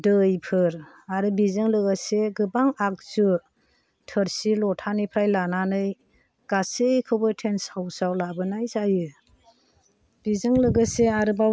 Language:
Bodo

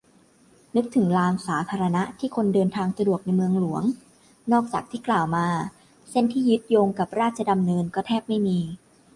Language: Thai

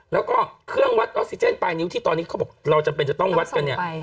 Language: Thai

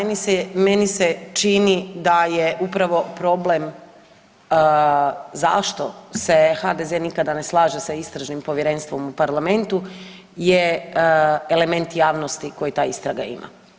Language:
Croatian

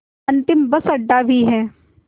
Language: Hindi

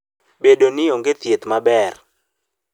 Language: Luo (Kenya and Tanzania)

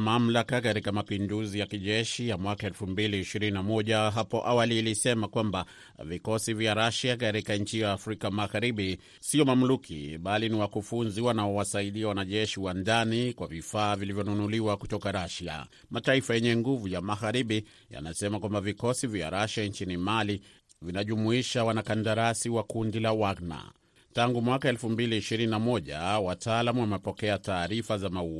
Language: Swahili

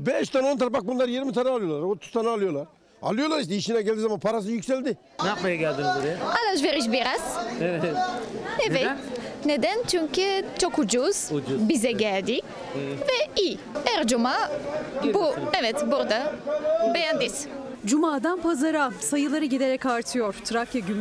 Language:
Turkish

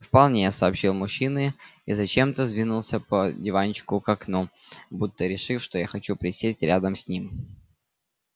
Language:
Russian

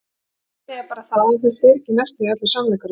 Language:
Icelandic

